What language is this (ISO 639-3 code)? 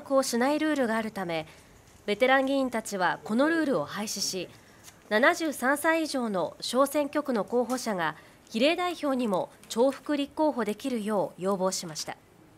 jpn